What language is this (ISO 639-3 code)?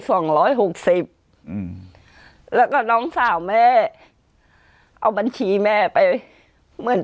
tha